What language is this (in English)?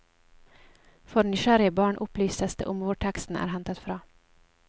Norwegian